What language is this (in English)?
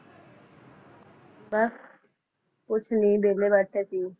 Punjabi